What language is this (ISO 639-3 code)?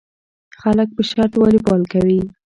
pus